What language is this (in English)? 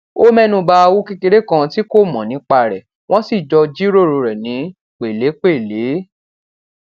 Yoruba